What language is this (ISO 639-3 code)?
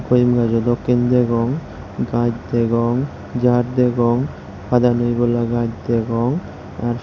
ccp